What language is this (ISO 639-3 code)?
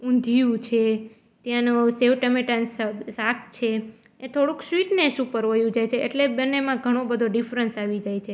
guj